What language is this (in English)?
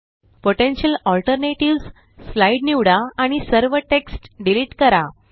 Marathi